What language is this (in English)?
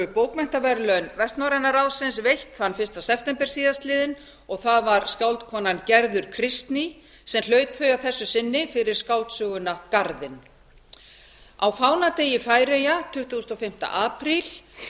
Icelandic